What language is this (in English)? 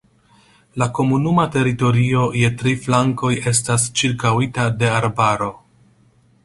Esperanto